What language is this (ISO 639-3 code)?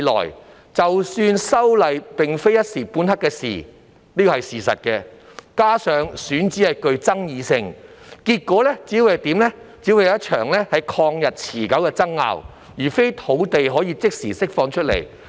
yue